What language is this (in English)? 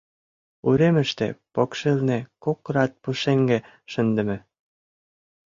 Mari